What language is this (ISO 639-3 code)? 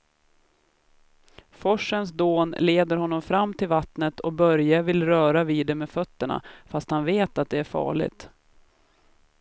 swe